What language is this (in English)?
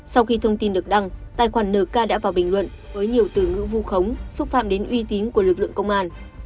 Vietnamese